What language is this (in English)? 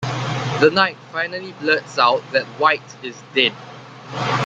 English